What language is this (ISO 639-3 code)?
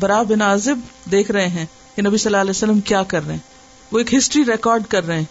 urd